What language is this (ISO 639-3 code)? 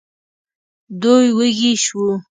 pus